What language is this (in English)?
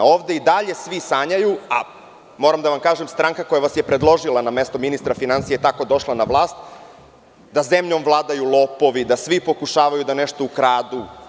Serbian